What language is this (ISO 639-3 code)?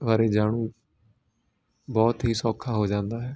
pan